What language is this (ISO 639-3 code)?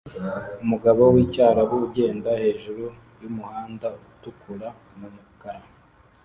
kin